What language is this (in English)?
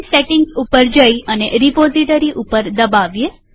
Gujarati